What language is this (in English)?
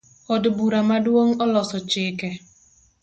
Luo (Kenya and Tanzania)